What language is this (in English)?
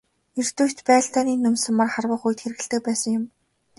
Mongolian